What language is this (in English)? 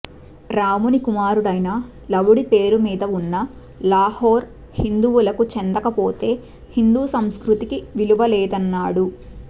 Telugu